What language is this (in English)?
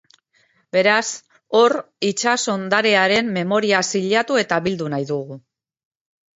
Basque